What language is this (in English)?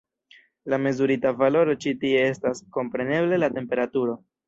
Esperanto